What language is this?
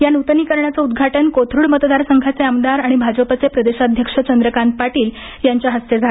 Marathi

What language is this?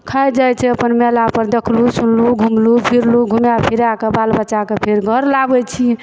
Maithili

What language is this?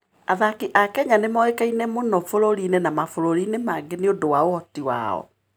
Kikuyu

